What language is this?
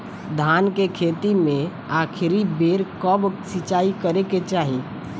Bhojpuri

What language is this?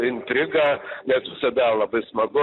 Lithuanian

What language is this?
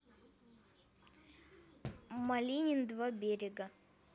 Russian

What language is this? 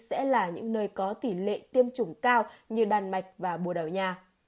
Vietnamese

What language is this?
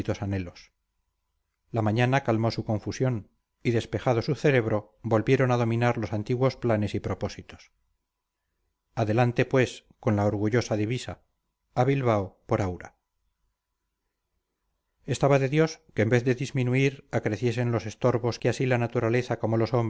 Spanish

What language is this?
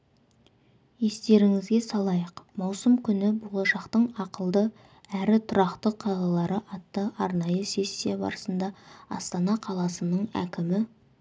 Kazakh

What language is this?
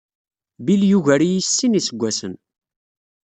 Kabyle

